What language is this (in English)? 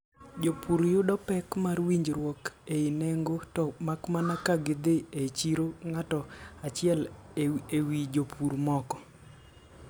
Luo (Kenya and Tanzania)